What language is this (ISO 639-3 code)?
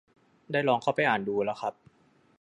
tha